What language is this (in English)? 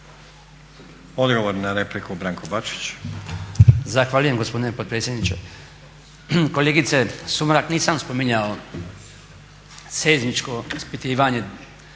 Croatian